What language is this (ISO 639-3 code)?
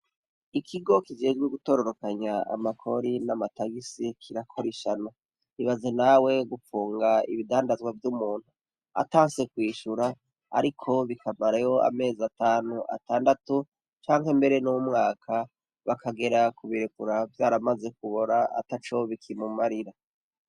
run